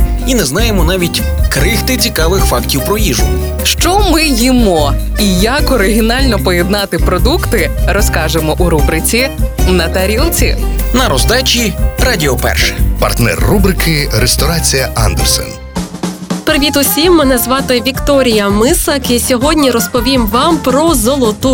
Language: Ukrainian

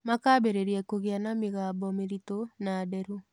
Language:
Kikuyu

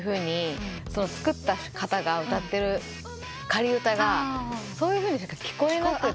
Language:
Japanese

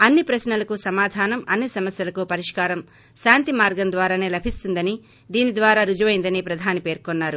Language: Telugu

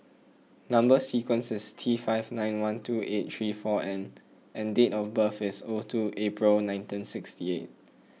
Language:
English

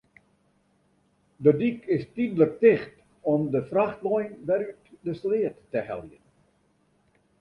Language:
Western Frisian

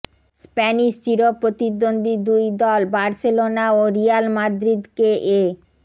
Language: Bangla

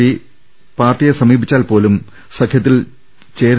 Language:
Malayalam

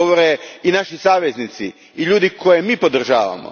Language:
Croatian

